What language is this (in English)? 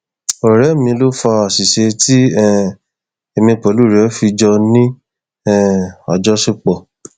Yoruba